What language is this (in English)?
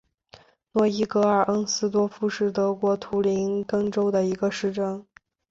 Chinese